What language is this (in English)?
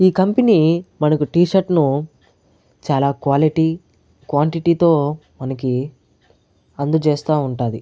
Telugu